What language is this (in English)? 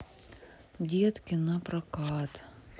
Russian